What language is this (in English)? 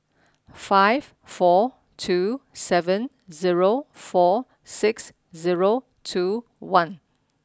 English